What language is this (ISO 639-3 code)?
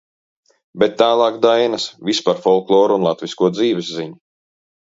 lav